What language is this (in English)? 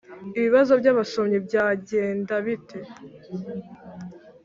Kinyarwanda